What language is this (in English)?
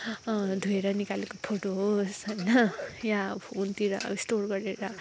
Nepali